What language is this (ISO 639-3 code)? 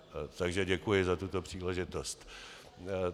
ces